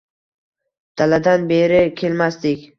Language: Uzbek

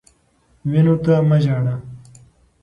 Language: Pashto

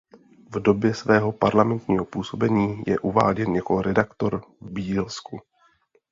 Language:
Czech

